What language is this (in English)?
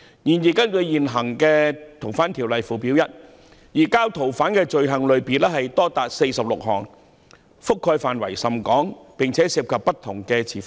Cantonese